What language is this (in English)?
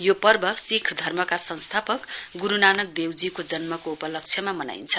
Nepali